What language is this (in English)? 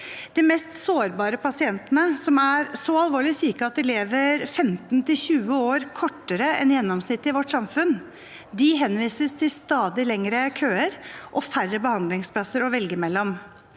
Norwegian